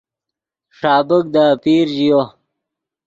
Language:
Yidgha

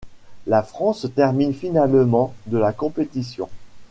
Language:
French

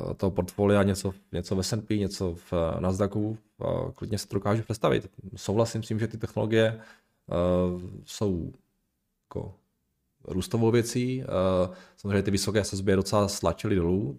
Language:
Czech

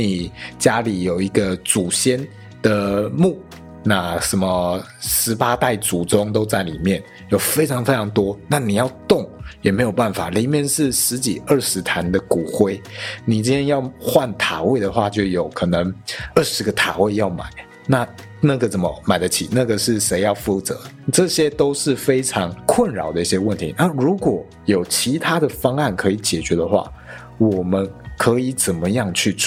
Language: Chinese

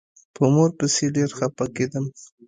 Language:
Pashto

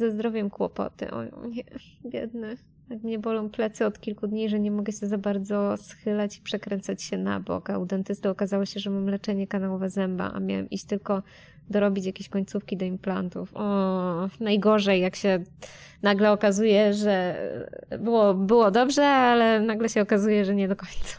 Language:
Polish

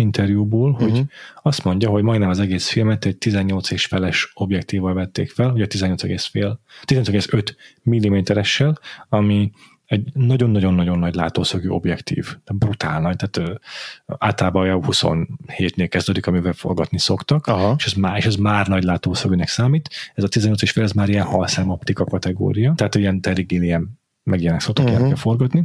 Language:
Hungarian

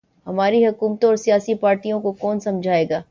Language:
Urdu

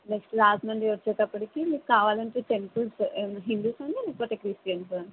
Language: Telugu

